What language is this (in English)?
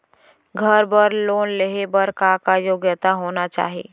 Chhattisgarhi